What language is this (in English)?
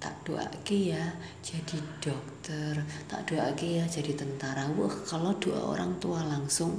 Indonesian